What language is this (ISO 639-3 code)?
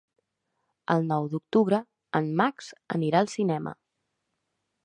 cat